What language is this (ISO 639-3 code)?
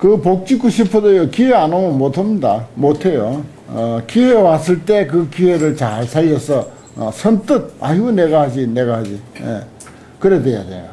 kor